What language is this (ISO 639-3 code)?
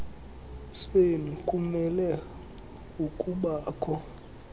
xho